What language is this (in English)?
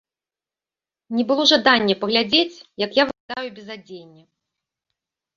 Belarusian